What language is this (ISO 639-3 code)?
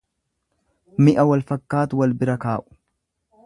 orm